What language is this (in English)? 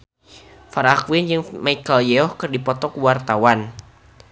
Sundanese